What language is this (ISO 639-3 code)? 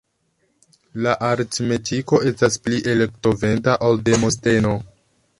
epo